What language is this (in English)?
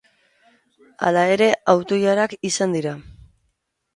Basque